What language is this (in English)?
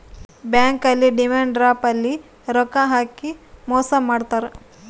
Kannada